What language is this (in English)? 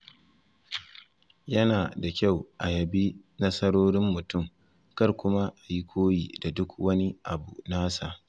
Hausa